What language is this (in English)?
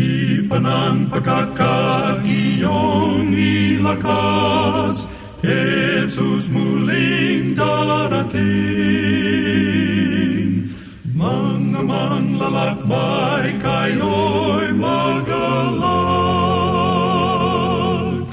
Filipino